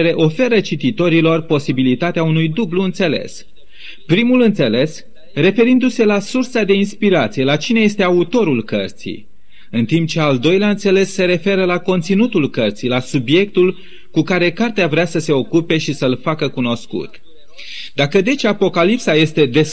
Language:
Romanian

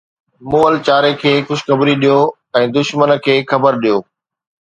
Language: Sindhi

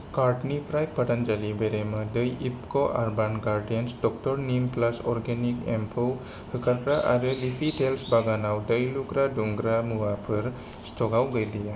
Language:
Bodo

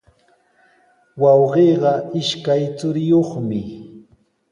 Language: Sihuas Ancash Quechua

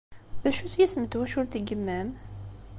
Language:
Kabyle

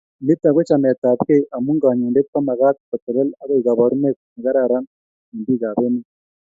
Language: Kalenjin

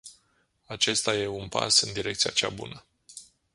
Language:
Romanian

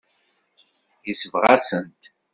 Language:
Kabyle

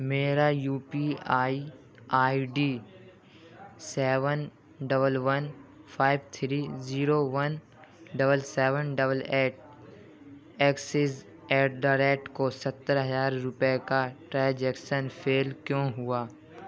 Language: Urdu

